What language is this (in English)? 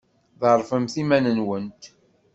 Kabyle